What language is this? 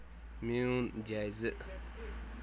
Kashmiri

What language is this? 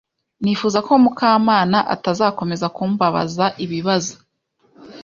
Kinyarwanda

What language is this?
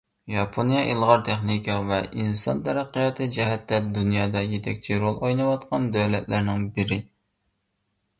Uyghur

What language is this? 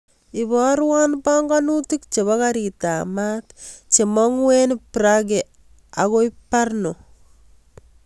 Kalenjin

